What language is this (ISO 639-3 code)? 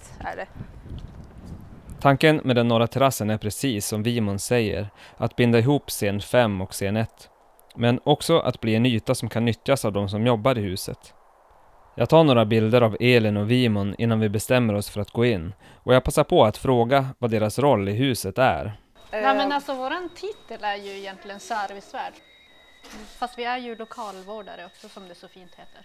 swe